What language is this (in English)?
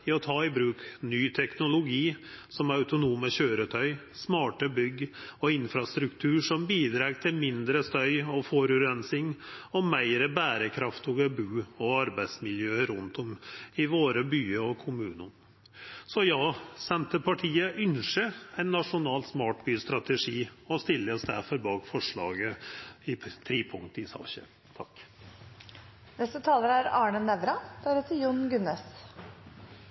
Norwegian Nynorsk